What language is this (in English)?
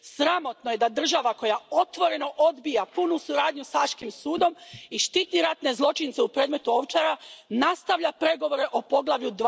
Croatian